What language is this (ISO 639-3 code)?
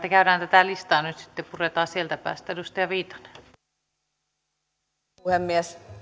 fin